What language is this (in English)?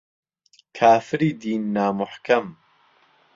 Central Kurdish